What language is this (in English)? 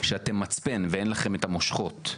Hebrew